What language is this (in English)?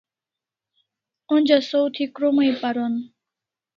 Kalasha